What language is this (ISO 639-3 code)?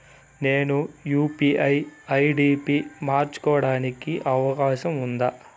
tel